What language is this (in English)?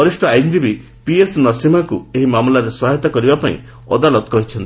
Odia